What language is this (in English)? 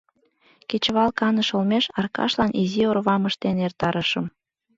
Mari